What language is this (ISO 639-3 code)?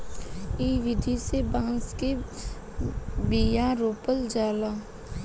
bho